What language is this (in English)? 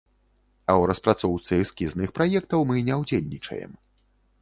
Belarusian